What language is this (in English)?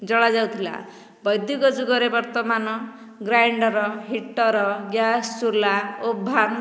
Odia